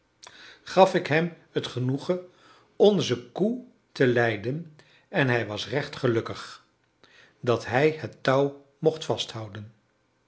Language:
Dutch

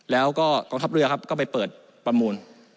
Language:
Thai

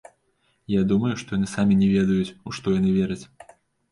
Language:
Belarusian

